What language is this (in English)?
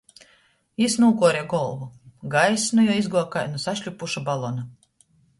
Latgalian